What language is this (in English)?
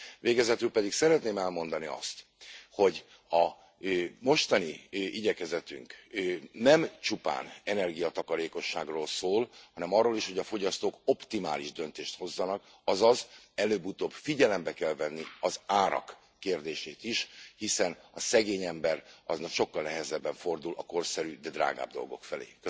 Hungarian